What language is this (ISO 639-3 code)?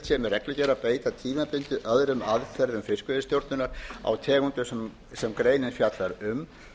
isl